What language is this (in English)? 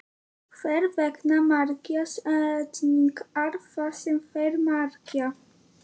Icelandic